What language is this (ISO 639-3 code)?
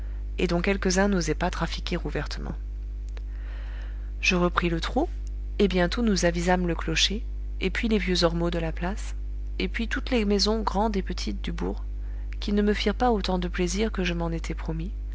fra